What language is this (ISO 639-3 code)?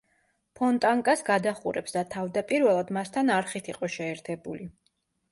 kat